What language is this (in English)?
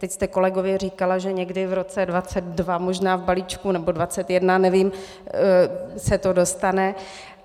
Czech